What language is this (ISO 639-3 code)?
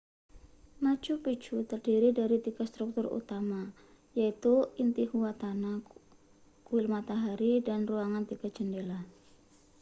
ind